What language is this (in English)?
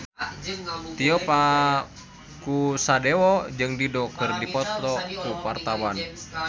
Sundanese